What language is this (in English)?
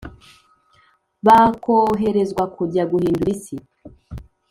Kinyarwanda